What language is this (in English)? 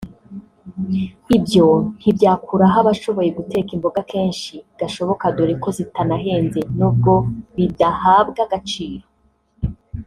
Kinyarwanda